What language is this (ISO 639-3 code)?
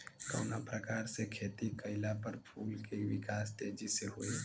bho